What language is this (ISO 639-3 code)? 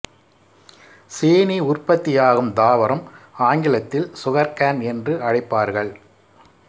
tam